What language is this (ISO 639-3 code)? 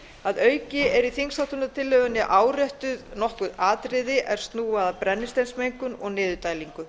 isl